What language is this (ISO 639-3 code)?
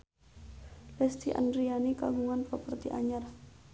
sun